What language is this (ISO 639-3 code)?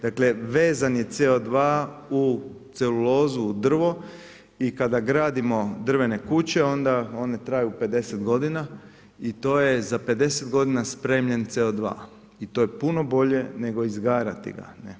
hrv